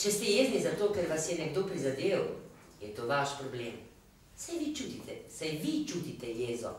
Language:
Romanian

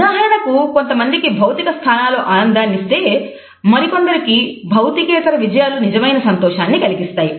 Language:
Telugu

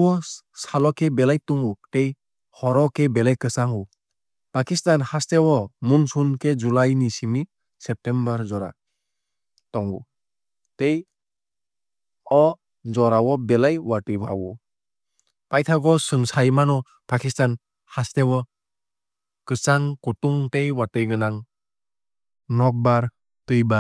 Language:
Kok Borok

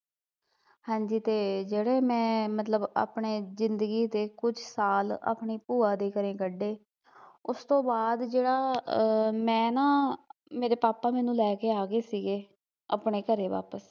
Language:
Punjabi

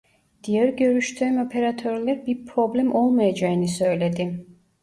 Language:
Turkish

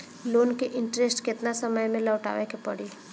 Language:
Bhojpuri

